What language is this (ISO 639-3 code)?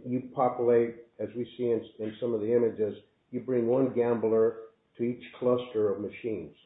eng